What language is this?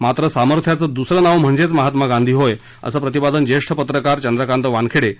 Marathi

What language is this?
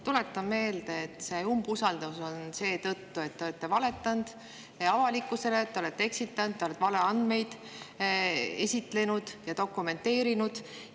Estonian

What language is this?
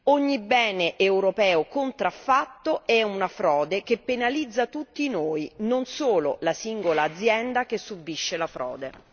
Italian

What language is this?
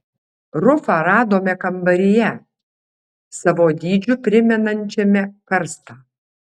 Lithuanian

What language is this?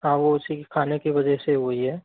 Hindi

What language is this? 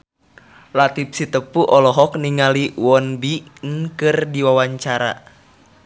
Sundanese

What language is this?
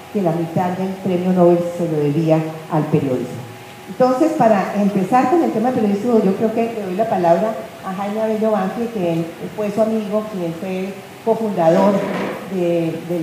Spanish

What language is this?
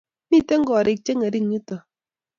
Kalenjin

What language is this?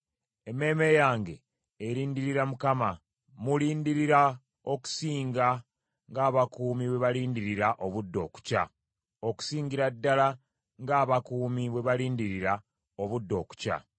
Ganda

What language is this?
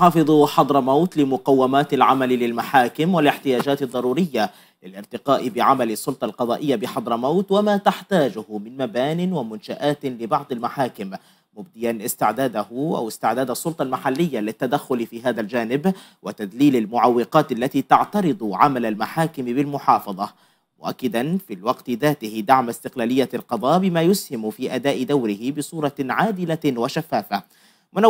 Arabic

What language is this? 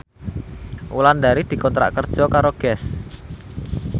Javanese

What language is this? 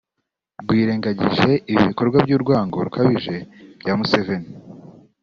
Kinyarwanda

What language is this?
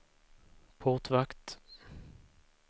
Swedish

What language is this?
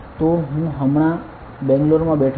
Gujarati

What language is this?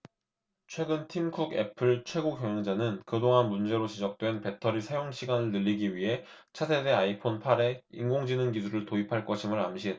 Korean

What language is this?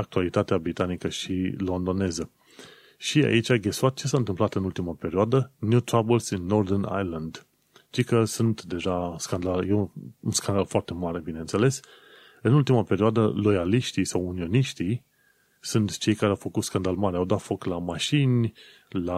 Romanian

